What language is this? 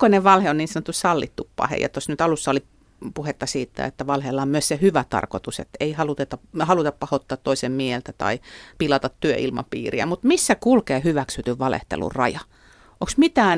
Finnish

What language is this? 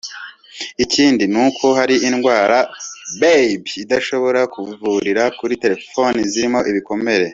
Kinyarwanda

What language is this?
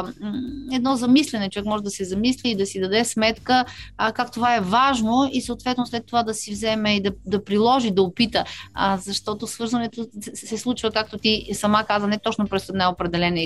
Bulgarian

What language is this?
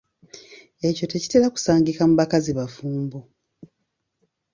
Ganda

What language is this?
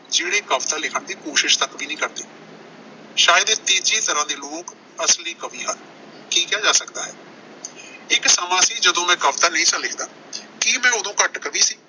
Punjabi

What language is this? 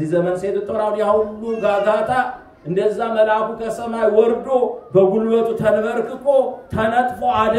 Arabic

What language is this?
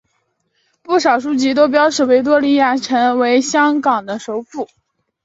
Chinese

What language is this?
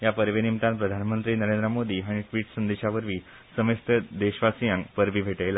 Konkani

